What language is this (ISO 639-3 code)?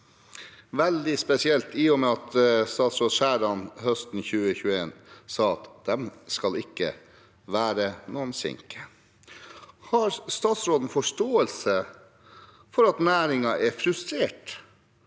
nor